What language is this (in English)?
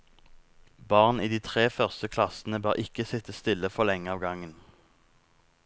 Norwegian